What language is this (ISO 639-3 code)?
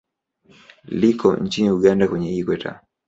swa